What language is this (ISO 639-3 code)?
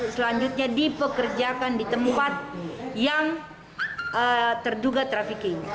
ind